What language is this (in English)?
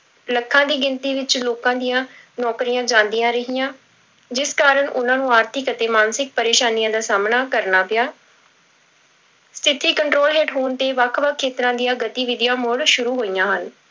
Punjabi